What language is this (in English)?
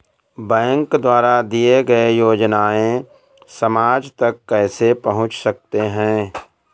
Hindi